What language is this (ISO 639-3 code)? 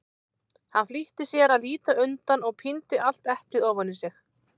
isl